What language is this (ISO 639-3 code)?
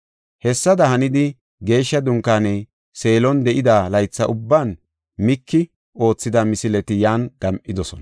gof